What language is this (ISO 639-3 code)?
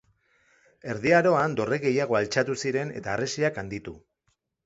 eus